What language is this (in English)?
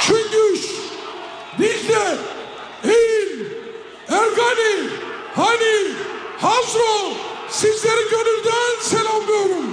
Turkish